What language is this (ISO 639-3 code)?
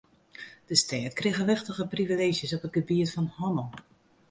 fry